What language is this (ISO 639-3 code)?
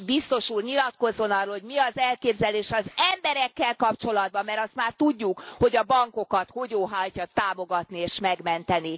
hun